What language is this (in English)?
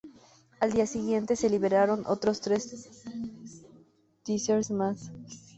Spanish